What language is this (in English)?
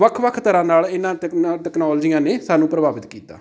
Punjabi